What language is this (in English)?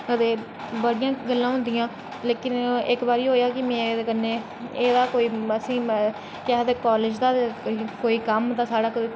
Dogri